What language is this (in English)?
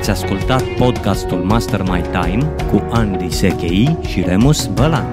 Romanian